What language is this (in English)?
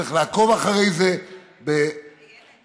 Hebrew